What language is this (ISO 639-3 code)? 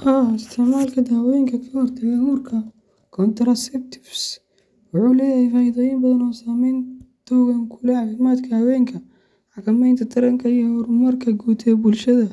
som